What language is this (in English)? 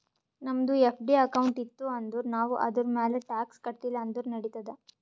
Kannada